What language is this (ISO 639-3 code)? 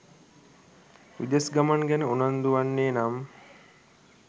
sin